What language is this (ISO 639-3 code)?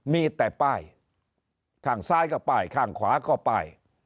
tha